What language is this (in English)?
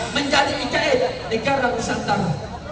Indonesian